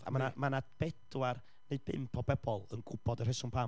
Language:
Welsh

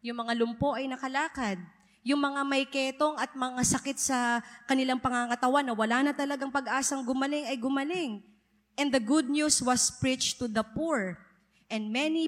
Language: Filipino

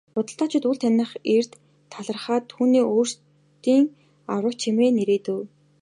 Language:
Mongolian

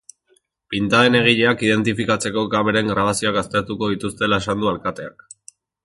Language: Basque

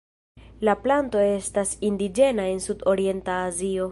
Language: Esperanto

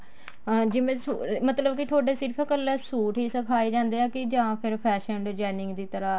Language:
Punjabi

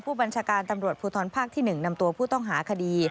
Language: Thai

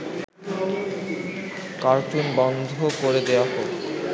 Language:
Bangla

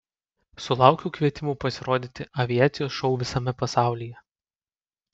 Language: Lithuanian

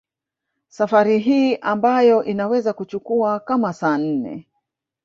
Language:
Swahili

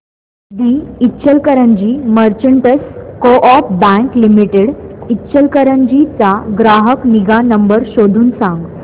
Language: Marathi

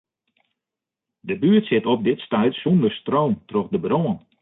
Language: Western Frisian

